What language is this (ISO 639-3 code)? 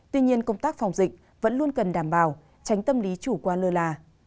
vie